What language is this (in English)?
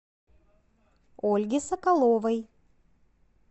Russian